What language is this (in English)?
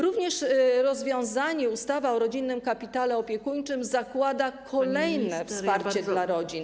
Polish